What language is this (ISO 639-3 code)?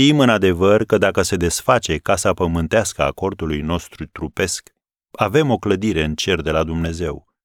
ron